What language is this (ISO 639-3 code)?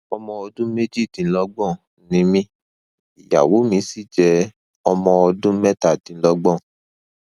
yor